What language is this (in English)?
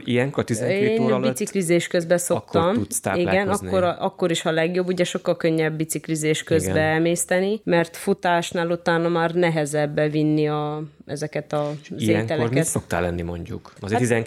Hungarian